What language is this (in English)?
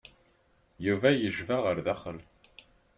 Kabyle